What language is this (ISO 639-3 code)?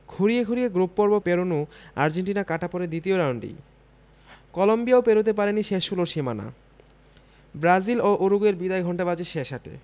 ben